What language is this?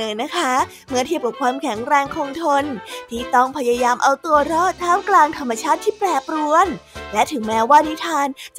Thai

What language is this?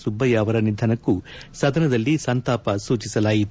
Kannada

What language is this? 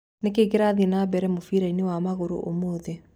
Kikuyu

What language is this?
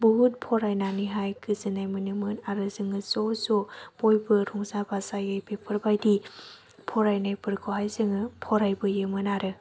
Bodo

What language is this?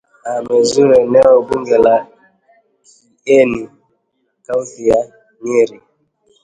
Swahili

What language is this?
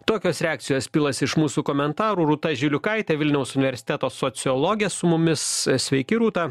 Lithuanian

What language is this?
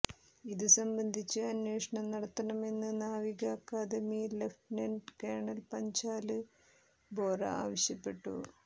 Malayalam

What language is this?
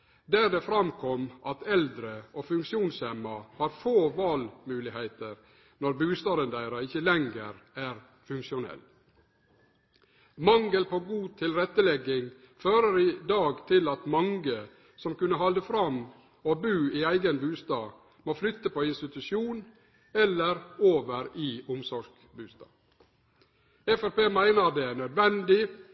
Norwegian Nynorsk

